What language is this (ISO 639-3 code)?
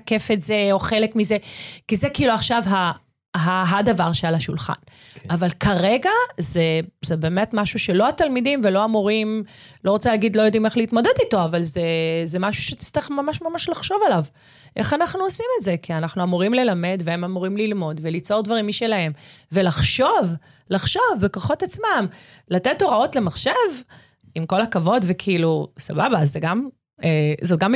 heb